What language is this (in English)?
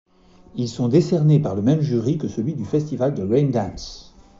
French